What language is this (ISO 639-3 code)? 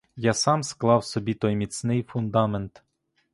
ukr